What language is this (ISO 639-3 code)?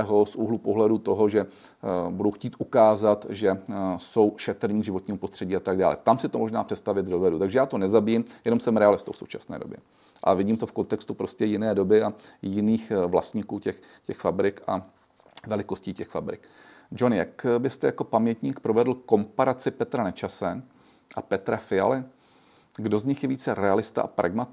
ces